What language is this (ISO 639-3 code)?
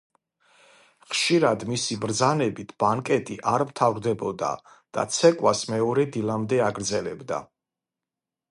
kat